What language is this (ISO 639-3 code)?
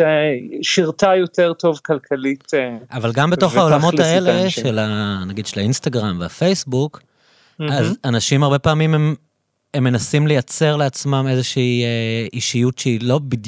heb